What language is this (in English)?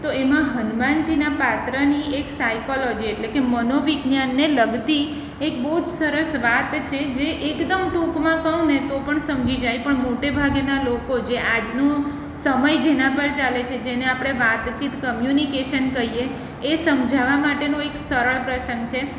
Gujarati